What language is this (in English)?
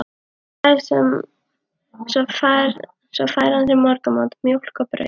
Icelandic